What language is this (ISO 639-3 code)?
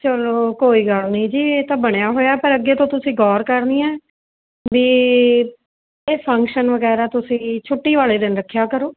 pan